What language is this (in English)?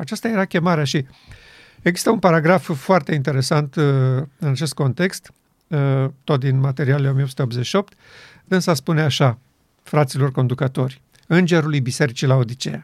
Romanian